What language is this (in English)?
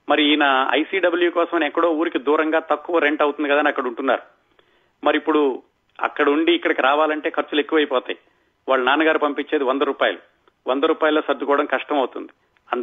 Telugu